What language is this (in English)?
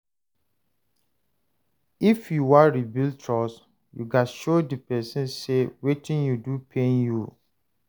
Nigerian Pidgin